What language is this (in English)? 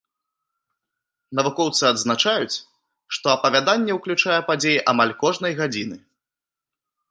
Belarusian